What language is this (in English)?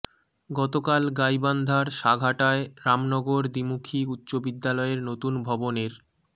Bangla